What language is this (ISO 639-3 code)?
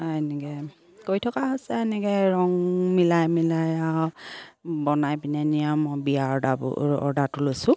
asm